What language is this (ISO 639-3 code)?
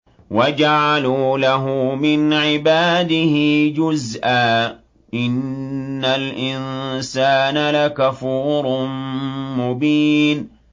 ara